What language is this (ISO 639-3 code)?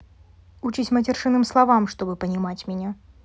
rus